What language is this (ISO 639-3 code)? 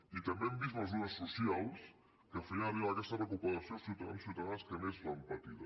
cat